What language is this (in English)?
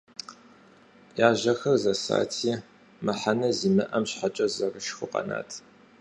Kabardian